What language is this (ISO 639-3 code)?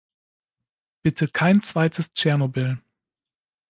deu